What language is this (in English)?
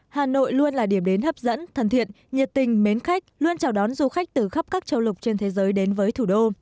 Vietnamese